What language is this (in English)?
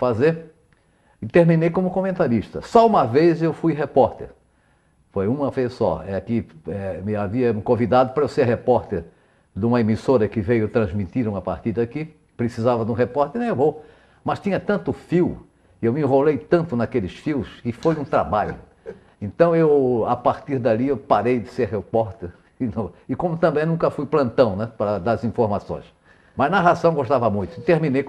Portuguese